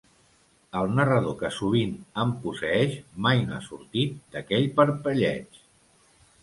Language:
Catalan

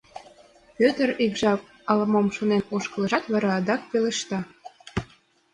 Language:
Mari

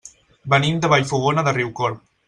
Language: Catalan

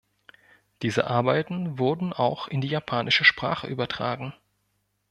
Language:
German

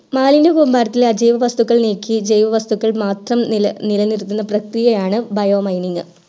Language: Malayalam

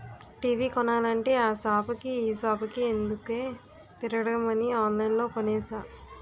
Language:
Telugu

